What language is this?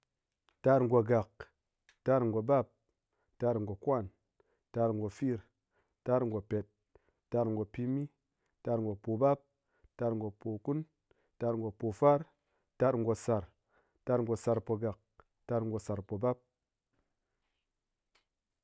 Ngas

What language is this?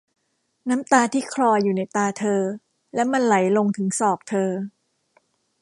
Thai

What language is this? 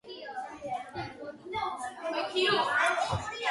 Georgian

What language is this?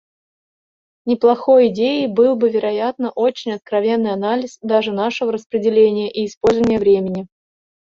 Russian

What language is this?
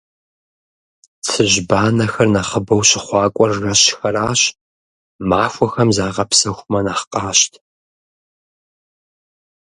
Kabardian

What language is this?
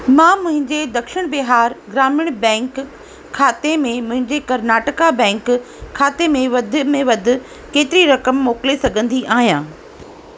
Sindhi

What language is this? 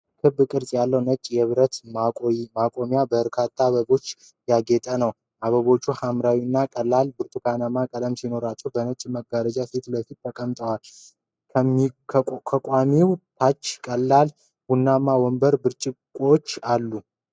Amharic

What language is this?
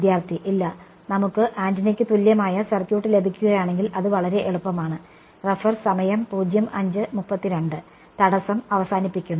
Malayalam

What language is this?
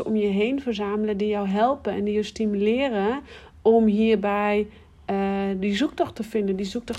Dutch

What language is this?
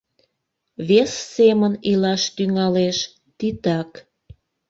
Mari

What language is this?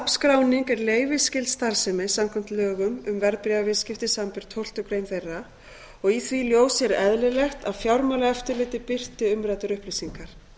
Icelandic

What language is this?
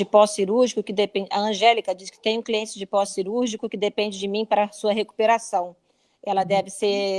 Portuguese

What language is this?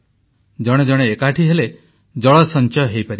Odia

